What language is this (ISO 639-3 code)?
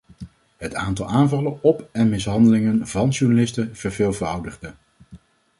nld